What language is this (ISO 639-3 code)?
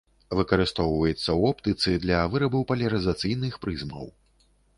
bel